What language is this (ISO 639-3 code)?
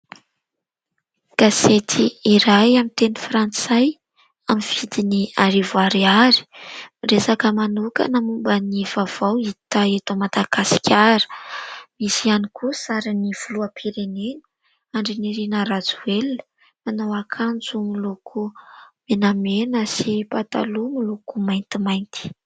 mlg